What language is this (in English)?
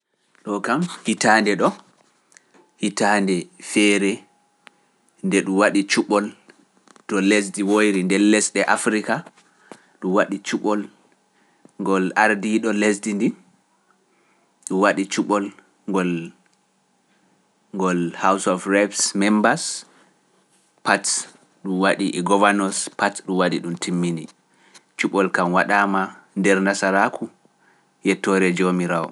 Pular